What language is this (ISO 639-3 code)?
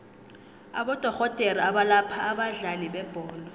nbl